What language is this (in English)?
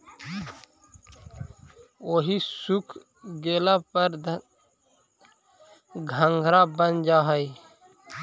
Magahi